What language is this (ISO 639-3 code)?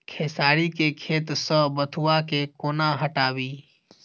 mai